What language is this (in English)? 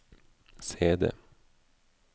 Norwegian